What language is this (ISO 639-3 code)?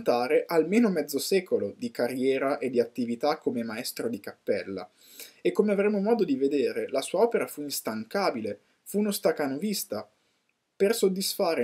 ita